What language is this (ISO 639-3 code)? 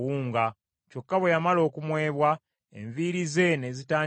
lug